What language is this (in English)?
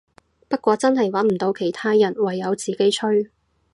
Cantonese